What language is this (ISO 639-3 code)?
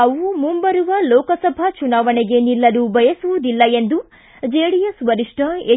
kan